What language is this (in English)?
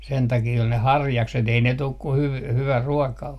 Finnish